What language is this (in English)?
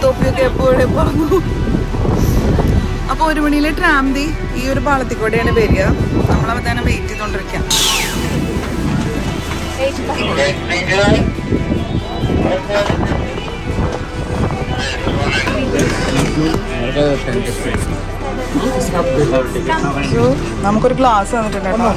Malayalam